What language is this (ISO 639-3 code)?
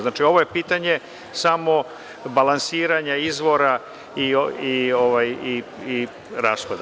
srp